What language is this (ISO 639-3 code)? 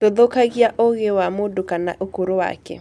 kik